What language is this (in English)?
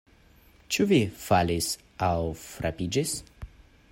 Esperanto